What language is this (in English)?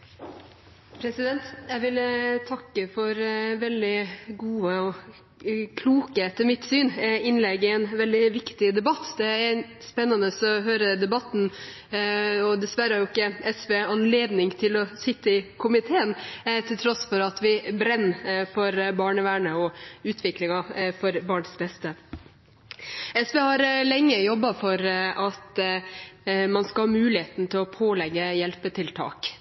Norwegian